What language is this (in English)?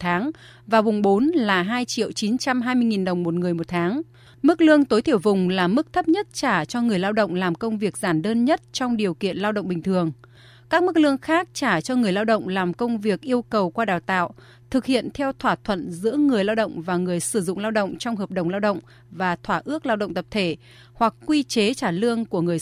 Vietnamese